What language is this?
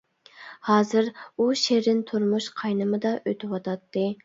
Uyghur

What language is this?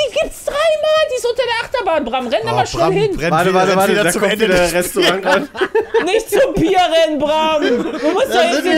German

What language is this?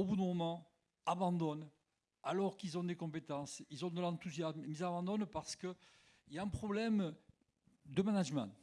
French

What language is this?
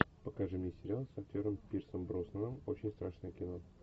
Russian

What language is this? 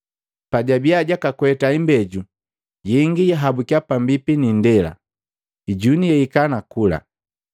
Matengo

